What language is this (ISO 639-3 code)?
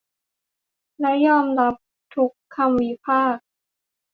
tha